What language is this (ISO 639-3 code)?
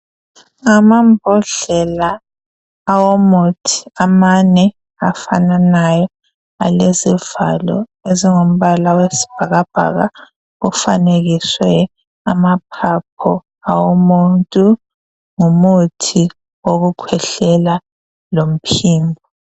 nde